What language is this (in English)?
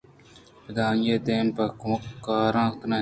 Eastern Balochi